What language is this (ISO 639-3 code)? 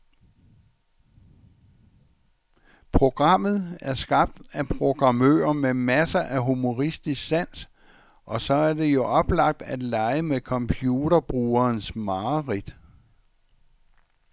dan